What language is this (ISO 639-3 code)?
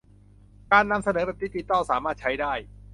tha